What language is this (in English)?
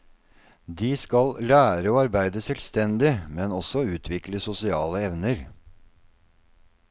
Norwegian